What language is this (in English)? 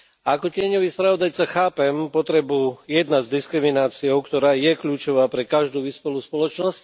Slovak